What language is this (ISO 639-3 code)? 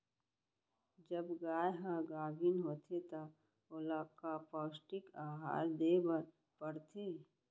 hne